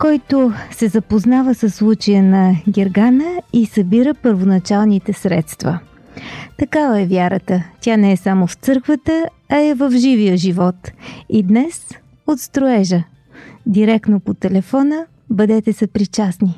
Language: Bulgarian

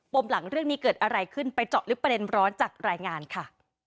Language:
Thai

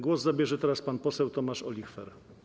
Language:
Polish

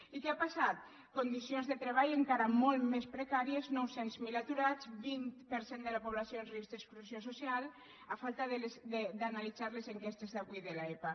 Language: Catalan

